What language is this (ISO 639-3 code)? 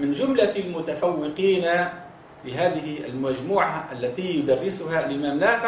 ara